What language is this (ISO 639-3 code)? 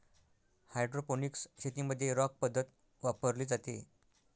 mar